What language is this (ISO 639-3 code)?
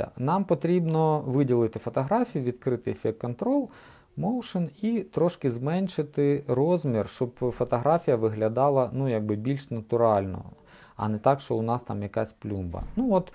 ukr